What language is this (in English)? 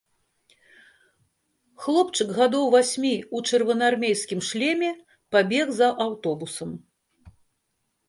Belarusian